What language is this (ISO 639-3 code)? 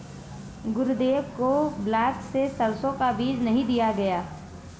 hin